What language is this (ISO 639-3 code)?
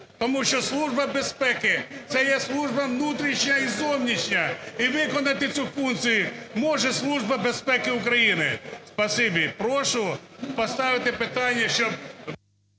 ukr